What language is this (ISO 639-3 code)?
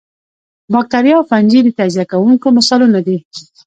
pus